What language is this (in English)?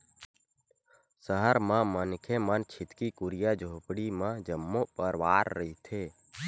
Chhattisgarhi